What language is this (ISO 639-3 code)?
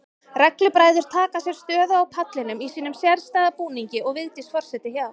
isl